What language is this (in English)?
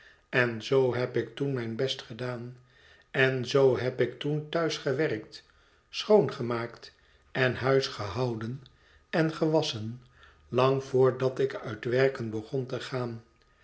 Dutch